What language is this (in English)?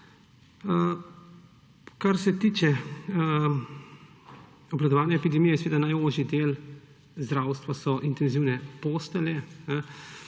Slovenian